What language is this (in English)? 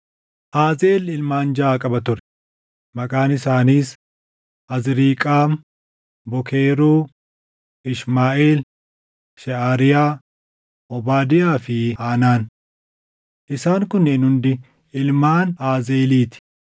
Oromo